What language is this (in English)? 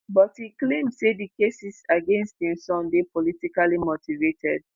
Nigerian Pidgin